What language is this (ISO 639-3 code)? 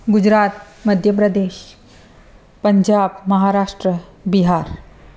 snd